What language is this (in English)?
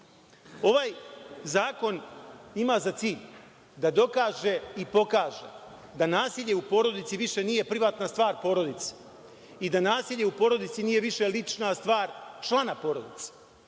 Serbian